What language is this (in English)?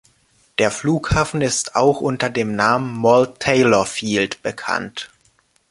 German